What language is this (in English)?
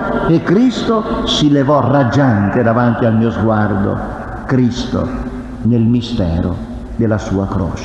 Italian